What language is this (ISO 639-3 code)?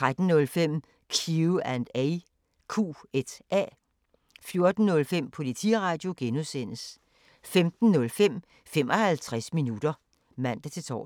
dan